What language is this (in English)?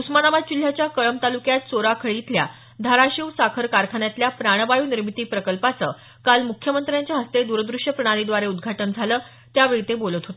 Marathi